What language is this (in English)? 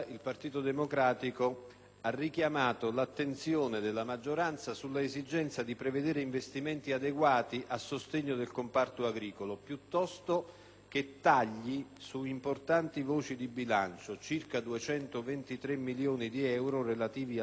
Italian